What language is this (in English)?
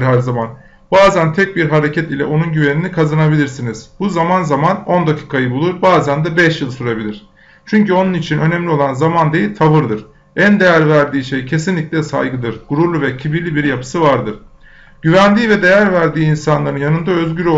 Turkish